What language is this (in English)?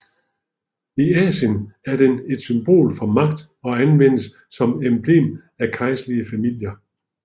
Danish